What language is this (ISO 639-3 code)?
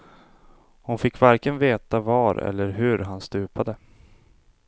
swe